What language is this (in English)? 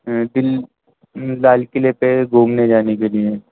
Urdu